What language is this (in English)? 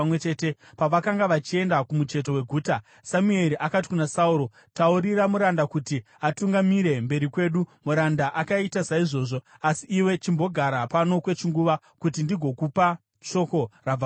Shona